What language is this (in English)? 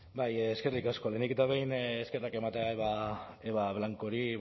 Basque